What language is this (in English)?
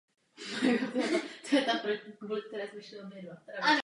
Czech